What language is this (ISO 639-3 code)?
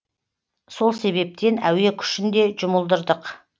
kaz